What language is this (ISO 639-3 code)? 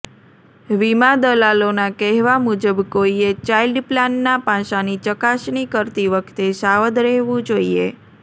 guj